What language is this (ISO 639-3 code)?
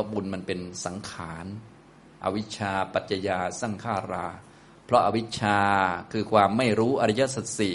tha